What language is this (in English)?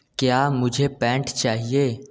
Hindi